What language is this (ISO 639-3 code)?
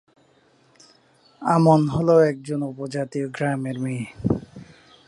ben